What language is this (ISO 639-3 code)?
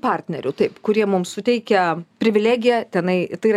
lit